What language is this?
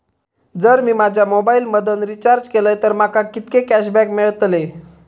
Marathi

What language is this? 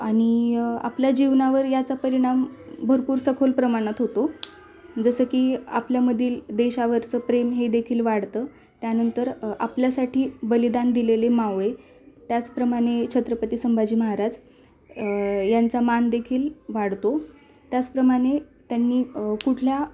Marathi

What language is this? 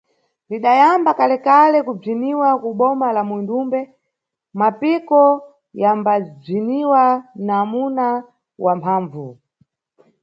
Nyungwe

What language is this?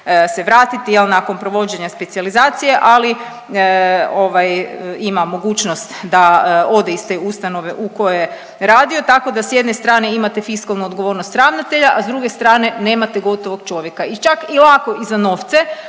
Croatian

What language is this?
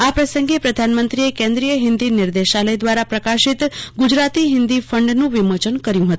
Gujarati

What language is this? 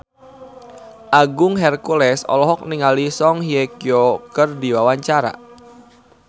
Sundanese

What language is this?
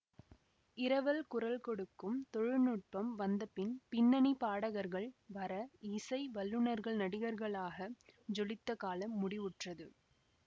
Tamil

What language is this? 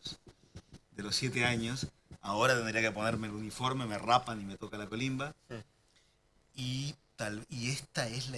Spanish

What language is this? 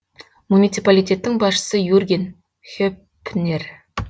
Kazakh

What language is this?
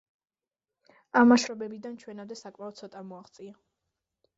Georgian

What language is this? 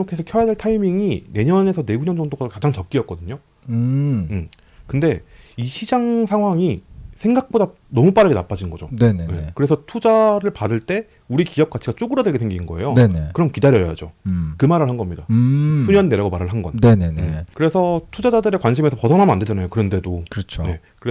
Korean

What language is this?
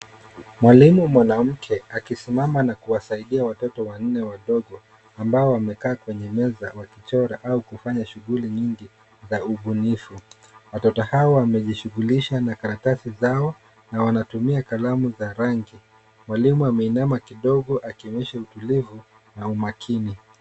Swahili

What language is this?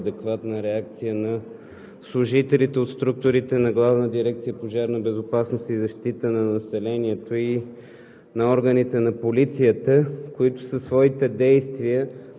Bulgarian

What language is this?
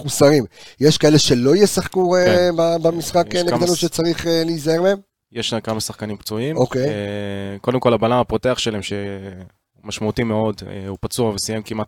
Hebrew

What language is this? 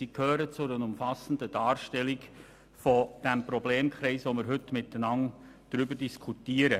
Swiss German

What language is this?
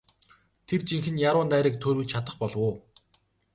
Mongolian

